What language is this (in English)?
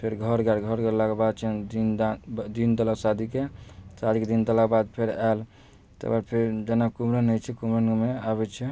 Maithili